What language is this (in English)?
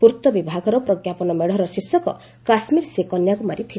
Odia